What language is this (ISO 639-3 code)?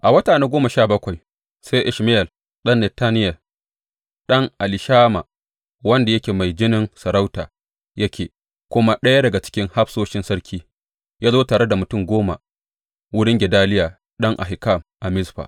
hau